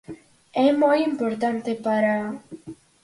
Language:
Galician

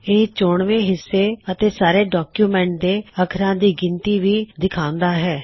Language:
Punjabi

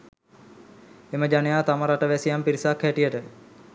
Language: Sinhala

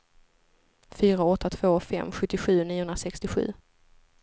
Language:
Swedish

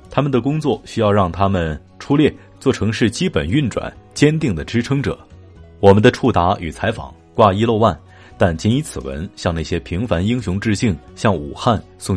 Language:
Chinese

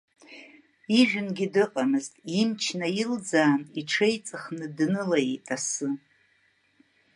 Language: Abkhazian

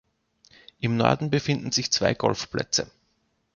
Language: German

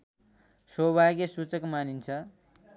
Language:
Nepali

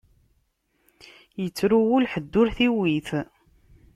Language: Kabyle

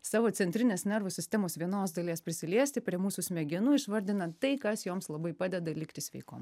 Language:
Lithuanian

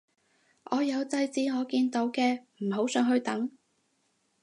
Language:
Cantonese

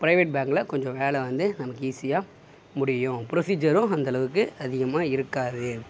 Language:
Tamil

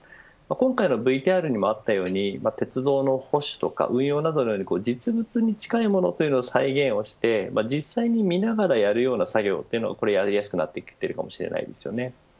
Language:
Japanese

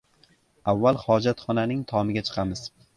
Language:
Uzbek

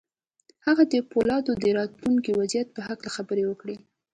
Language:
Pashto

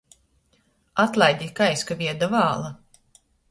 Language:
Latgalian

